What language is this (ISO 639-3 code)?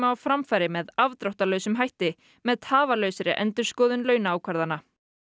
isl